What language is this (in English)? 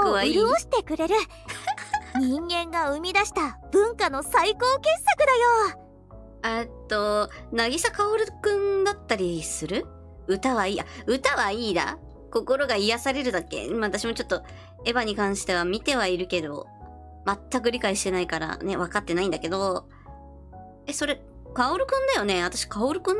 Japanese